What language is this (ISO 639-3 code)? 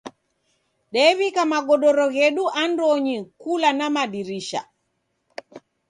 dav